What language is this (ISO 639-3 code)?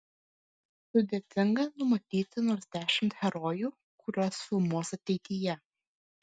lit